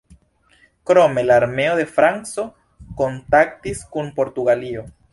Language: Esperanto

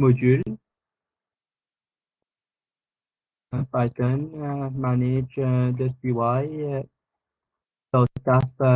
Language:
French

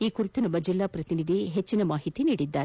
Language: Kannada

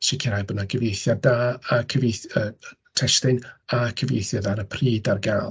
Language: Welsh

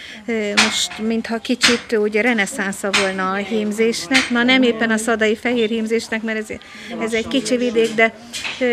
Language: Hungarian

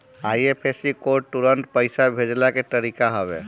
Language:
Bhojpuri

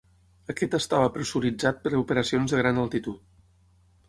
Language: Catalan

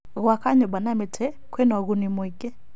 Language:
Kikuyu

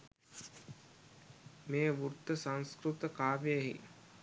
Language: Sinhala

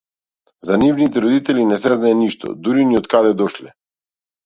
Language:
Macedonian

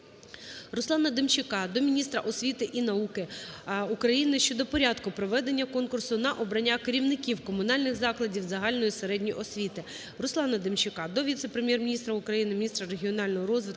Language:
Ukrainian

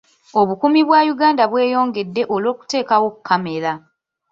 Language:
Ganda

